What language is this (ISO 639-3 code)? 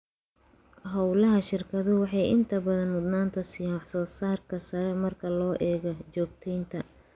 som